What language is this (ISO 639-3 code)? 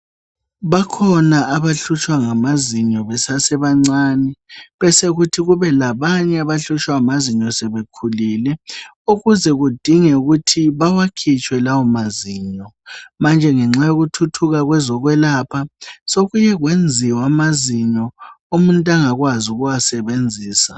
nde